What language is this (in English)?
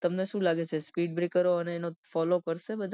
Gujarati